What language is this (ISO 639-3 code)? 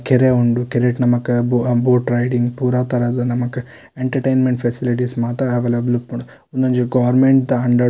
tcy